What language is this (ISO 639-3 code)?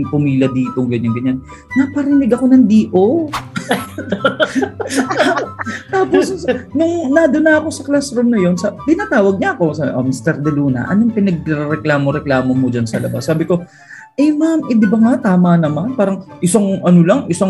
fil